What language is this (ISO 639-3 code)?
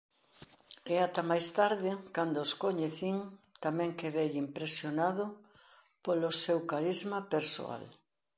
glg